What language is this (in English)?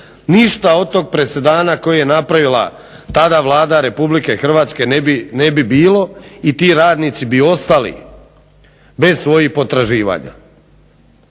Croatian